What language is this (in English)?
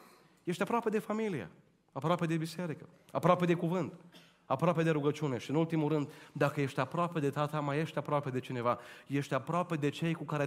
Romanian